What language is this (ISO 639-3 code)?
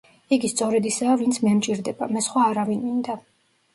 kat